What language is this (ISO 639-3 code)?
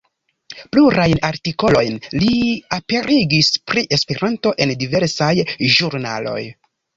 epo